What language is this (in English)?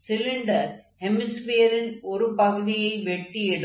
Tamil